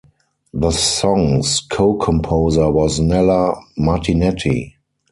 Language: English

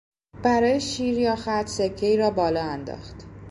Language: Persian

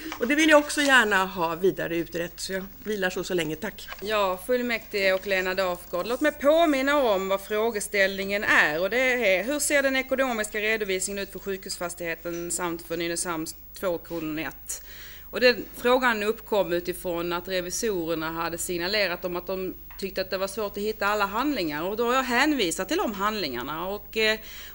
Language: Swedish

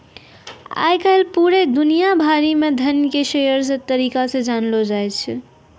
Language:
Maithili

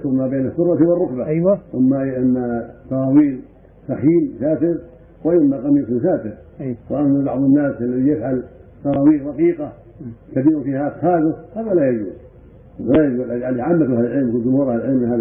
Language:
Arabic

